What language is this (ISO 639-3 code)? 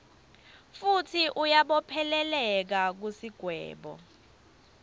ssw